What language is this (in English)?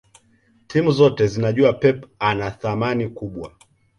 Swahili